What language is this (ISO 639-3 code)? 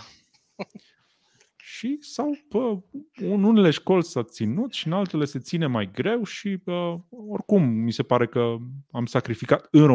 ron